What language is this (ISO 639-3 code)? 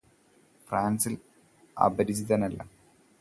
mal